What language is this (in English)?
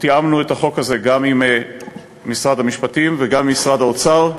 Hebrew